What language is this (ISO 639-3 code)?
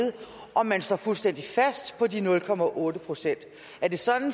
dan